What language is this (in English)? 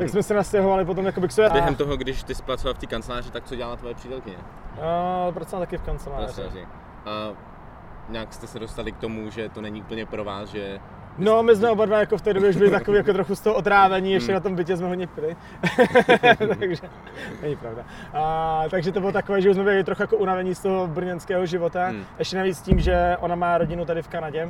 Czech